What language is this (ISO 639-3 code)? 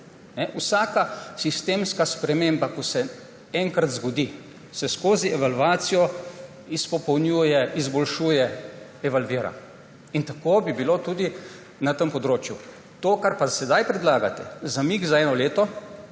slv